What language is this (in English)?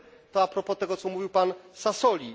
Polish